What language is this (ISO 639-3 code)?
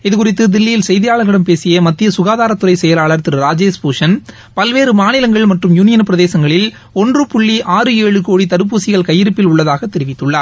tam